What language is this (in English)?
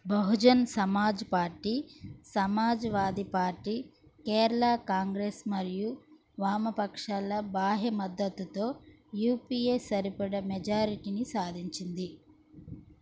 Telugu